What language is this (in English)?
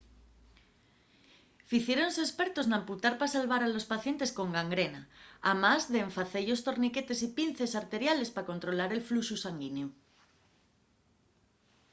Asturian